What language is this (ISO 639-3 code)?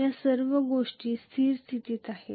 mar